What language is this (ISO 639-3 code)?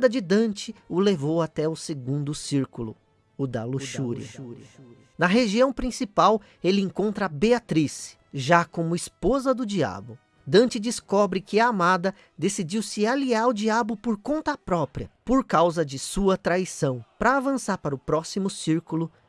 por